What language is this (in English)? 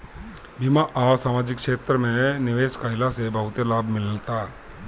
Bhojpuri